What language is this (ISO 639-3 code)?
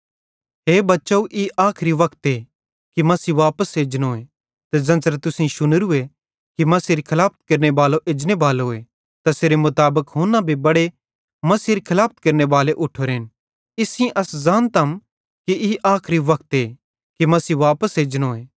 bhd